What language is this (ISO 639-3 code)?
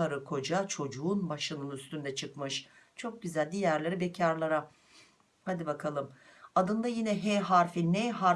tur